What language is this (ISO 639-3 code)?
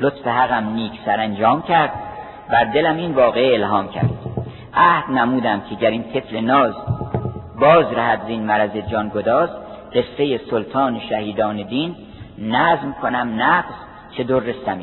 fas